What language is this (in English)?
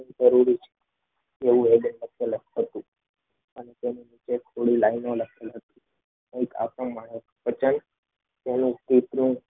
Gujarati